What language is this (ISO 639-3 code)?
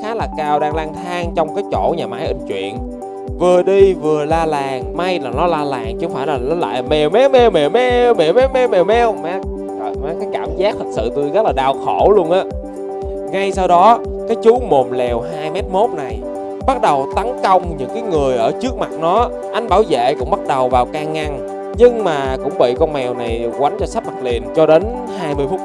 vie